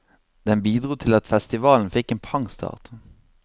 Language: Norwegian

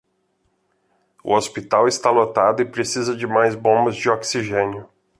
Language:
Portuguese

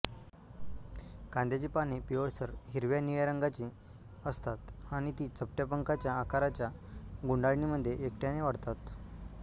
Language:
Marathi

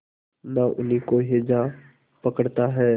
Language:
Hindi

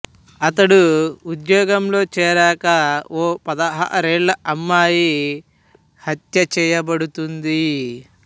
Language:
Telugu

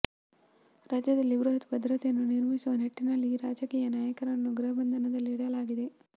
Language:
Kannada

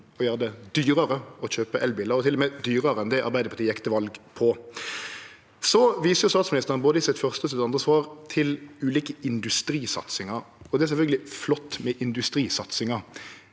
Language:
Norwegian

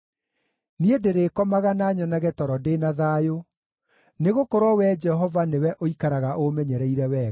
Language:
Kikuyu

